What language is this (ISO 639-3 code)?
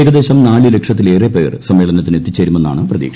mal